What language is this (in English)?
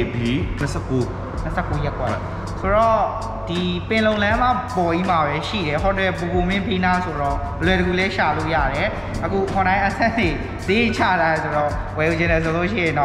Thai